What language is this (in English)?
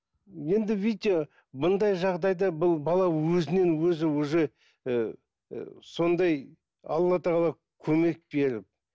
Kazakh